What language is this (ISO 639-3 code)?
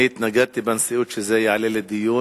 heb